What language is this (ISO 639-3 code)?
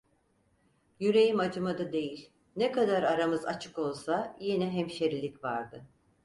tur